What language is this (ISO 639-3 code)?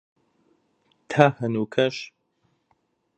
ckb